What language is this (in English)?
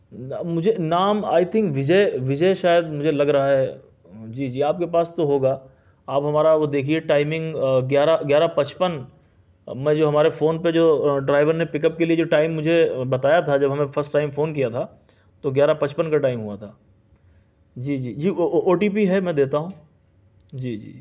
Urdu